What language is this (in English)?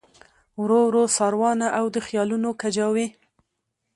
Pashto